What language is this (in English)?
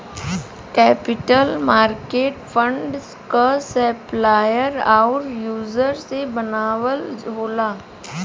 Bhojpuri